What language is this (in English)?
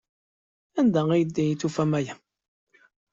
Kabyle